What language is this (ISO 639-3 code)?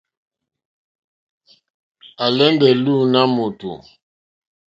bri